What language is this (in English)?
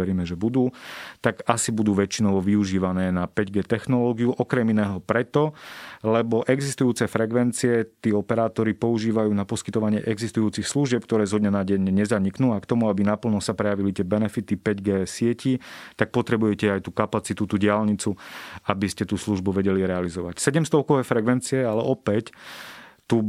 Slovak